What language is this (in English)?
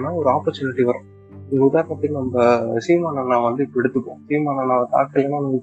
Tamil